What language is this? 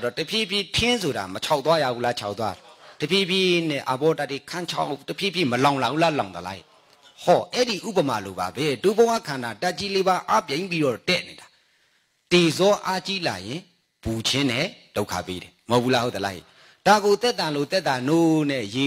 English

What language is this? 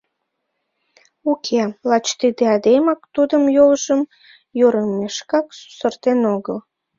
Mari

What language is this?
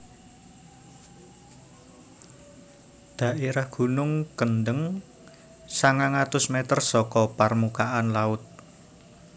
Javanese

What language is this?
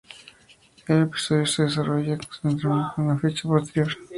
Spanish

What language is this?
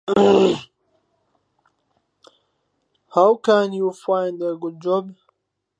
Central Kurdish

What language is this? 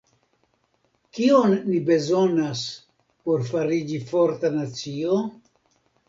Esperanto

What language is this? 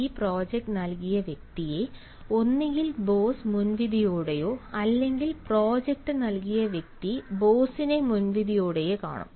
Malayalam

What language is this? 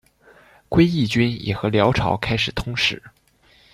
Chinese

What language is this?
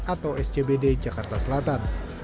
Indonesian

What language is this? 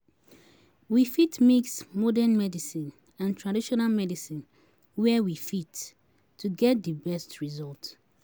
Nigerian Pidgin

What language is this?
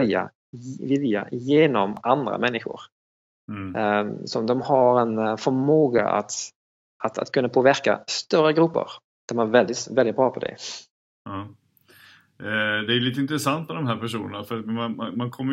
Swedish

